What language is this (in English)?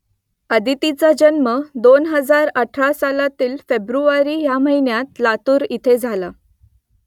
Marathi